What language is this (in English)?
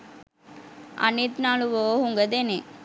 Sinhala